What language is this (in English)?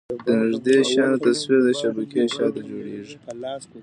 Pashto